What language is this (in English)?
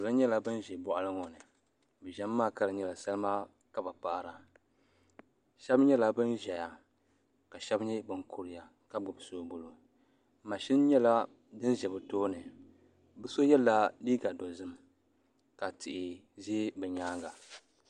Dagbani